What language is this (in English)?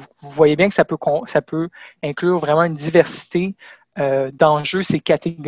French